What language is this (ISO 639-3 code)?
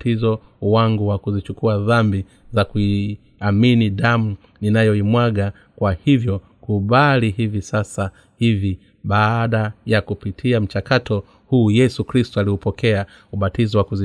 swa